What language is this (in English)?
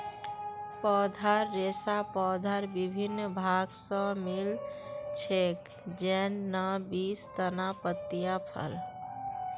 Magahi